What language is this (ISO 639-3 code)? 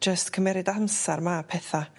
cym